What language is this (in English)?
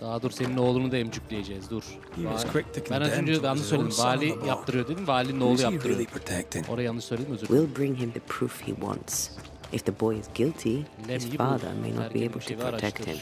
Turkish